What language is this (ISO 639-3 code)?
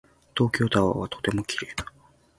jpn